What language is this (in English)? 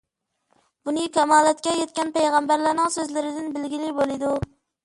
Uyghur